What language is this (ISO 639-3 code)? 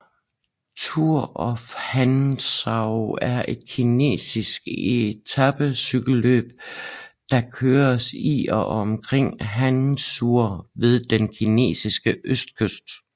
dan